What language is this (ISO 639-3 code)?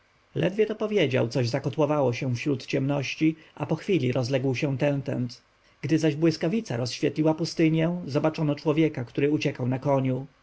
pol